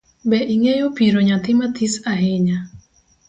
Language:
Luo (Kenya and Tanzania)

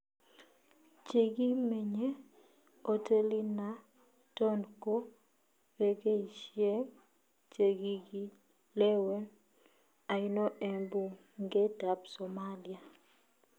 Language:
Kalenjin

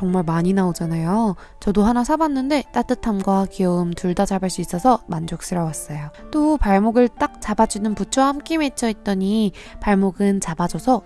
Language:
Korean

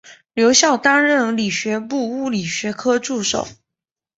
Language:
Chinese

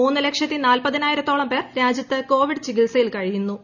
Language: Malayalam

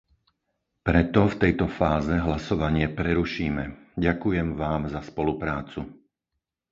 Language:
Slovak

